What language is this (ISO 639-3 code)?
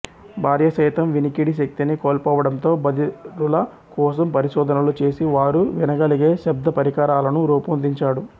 tel